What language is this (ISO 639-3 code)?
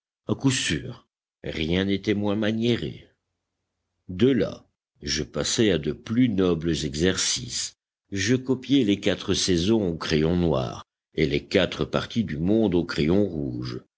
fra